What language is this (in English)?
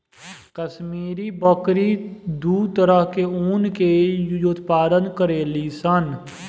Bhojpuri